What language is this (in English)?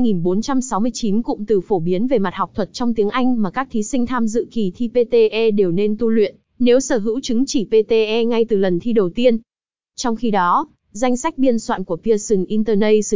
Vietnamese